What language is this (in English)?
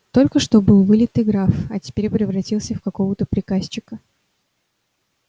Russian